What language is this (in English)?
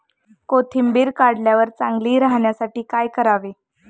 Marathi